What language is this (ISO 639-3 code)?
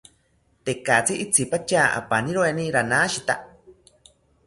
cpy